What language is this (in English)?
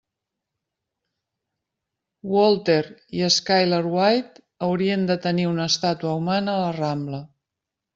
Catalan